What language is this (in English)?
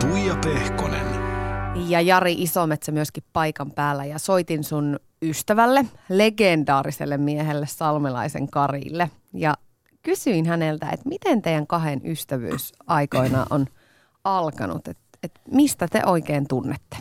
Finnish